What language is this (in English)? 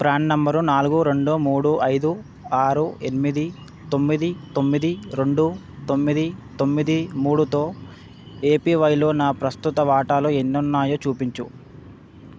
Telugu